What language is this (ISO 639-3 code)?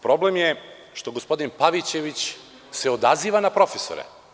srp